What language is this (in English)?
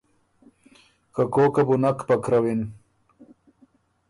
Ormuri